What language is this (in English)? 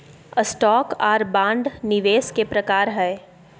Magahi